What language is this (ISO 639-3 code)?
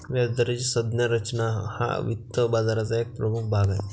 mar